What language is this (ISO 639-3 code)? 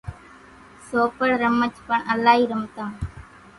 gjk